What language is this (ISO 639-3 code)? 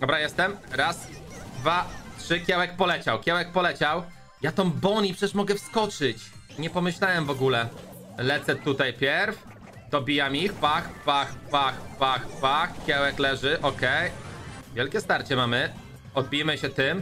pol